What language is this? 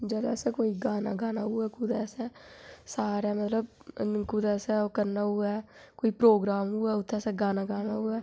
Dogri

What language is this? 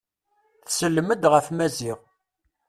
Kabyle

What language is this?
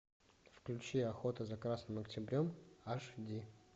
Russian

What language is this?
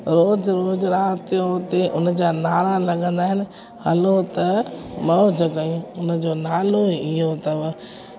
Sindhi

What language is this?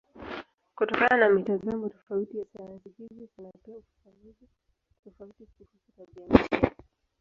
Swahili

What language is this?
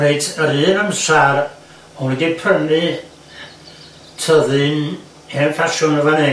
Welsh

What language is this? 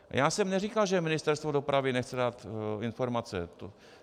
Czech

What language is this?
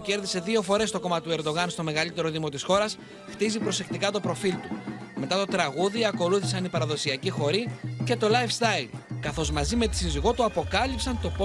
Greek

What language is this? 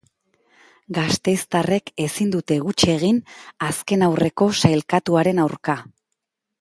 Basque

